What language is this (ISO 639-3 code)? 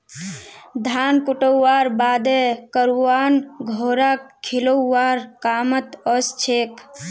mag